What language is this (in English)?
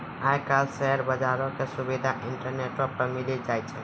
Maithili